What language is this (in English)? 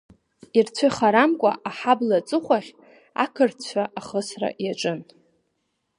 Abkhazian